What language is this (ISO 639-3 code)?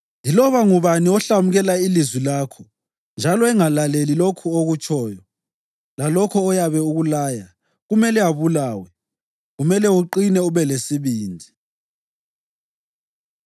nde